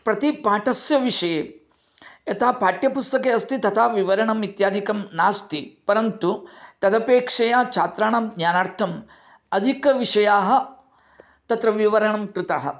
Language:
Sanskrit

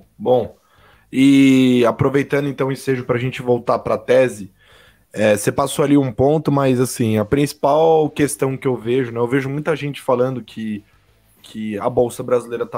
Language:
Portuguese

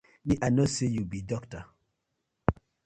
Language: Nigerian Pidgin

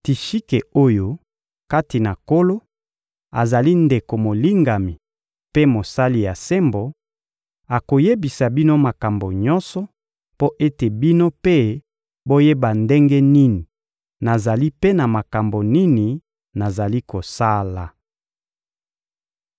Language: Lingala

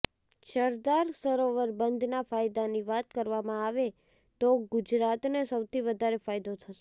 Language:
Gujarati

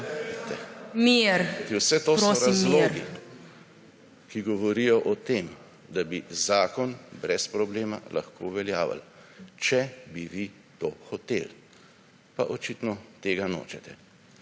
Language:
Slovenian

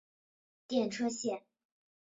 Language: Chinese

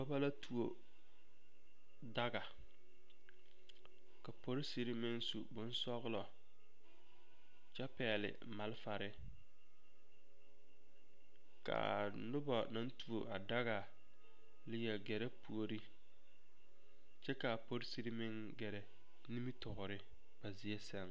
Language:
Southern Dagaare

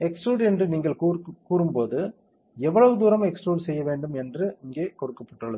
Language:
Tamil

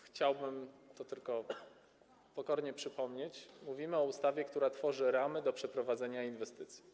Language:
Polish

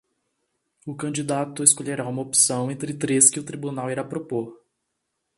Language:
Portuguese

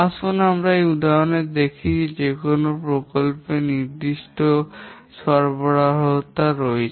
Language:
Bangla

